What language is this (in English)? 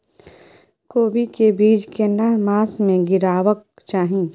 Maithili